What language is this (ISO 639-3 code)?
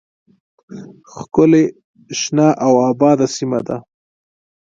pus